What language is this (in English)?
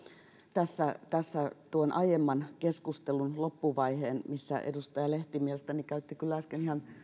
Finnish